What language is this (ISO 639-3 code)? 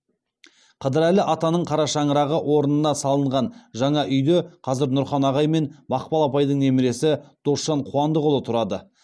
kaz